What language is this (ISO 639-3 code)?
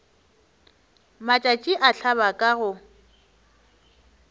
nso